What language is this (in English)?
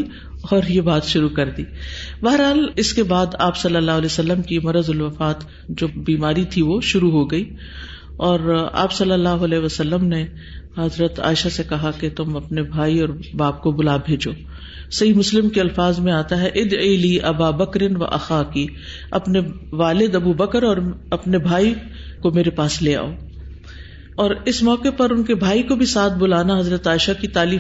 Urdu